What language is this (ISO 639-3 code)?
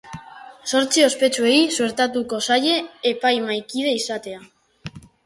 eus